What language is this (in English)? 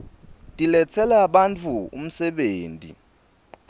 Swati